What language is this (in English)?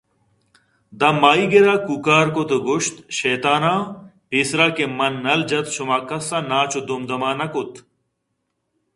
Eastern Balochi